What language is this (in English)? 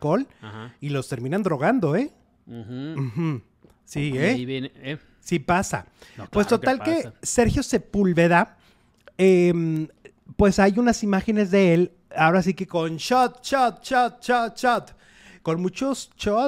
Spanish